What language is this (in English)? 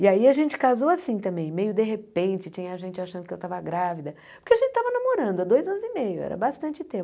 Portuguese